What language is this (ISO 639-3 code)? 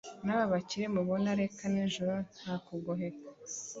kin